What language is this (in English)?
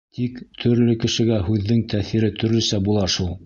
Bashkir